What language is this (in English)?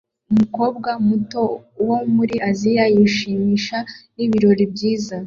Kinyarwanda